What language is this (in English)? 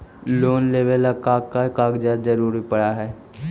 Magahi